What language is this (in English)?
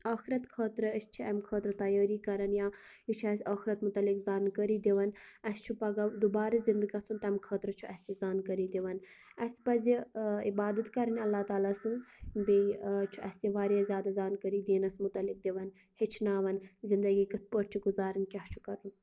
Kashmiri